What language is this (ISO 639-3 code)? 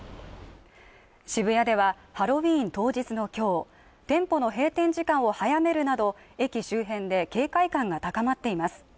jpn